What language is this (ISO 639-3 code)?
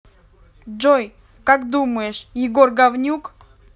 rus